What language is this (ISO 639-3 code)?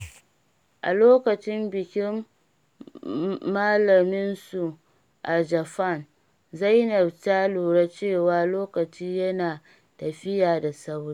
hau